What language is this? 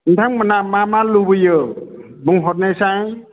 Bodo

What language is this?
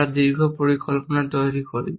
Bangla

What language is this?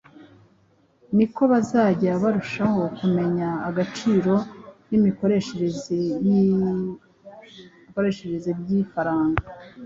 Kinyarwanda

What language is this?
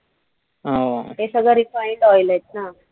Marathi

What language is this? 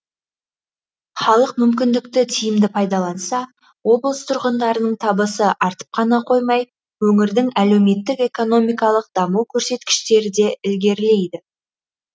Kazakh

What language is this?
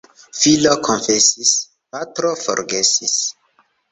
Esperanto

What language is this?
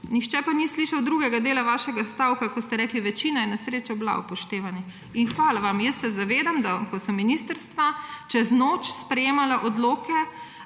Slovenian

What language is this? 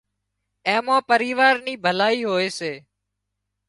Wadiyara Koli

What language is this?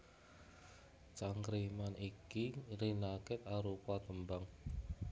Javanese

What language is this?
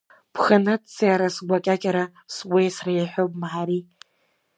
Abkhazian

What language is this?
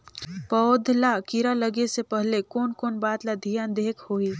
Chhattisgarhi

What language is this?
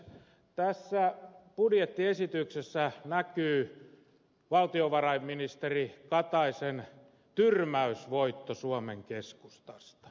Finnish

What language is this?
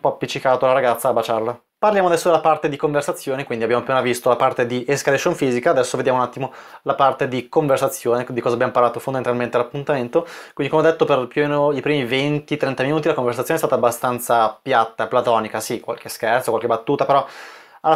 Italian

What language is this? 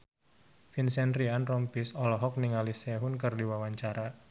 Sundanese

